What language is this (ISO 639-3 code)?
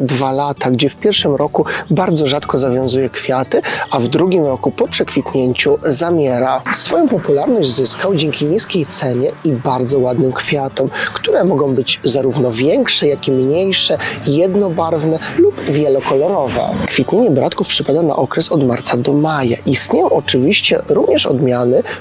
pol